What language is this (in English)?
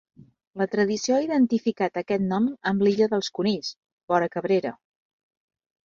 Catalan